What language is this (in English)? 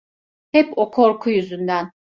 Turkish